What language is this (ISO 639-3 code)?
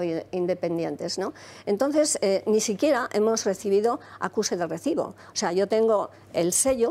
spa